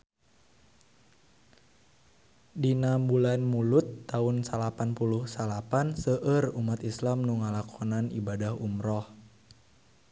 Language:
Sundanese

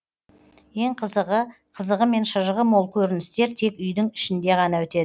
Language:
Kazakh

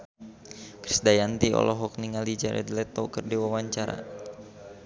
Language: Sundanese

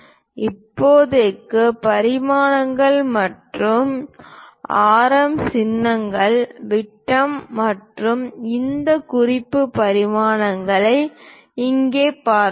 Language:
Tamil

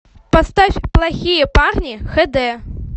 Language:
Russian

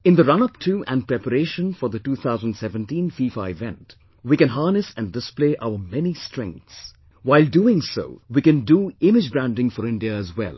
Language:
English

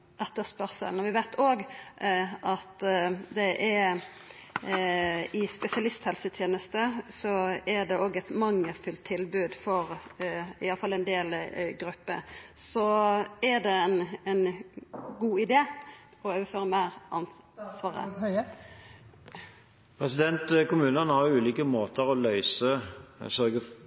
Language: Norwegian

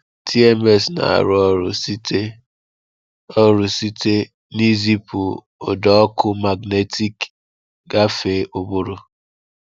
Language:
Igbo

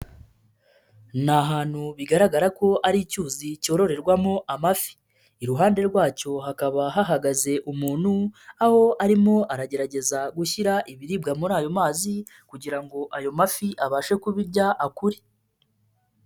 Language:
Kinyarwanda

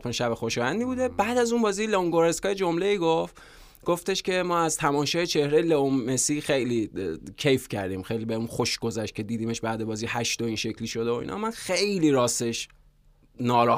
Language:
Persian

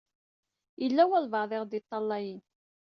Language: Kabyle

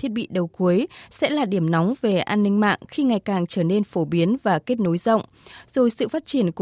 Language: Vietnamese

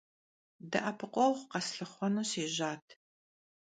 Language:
Kabardian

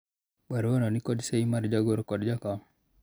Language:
Luo (Kenya and Tanzania)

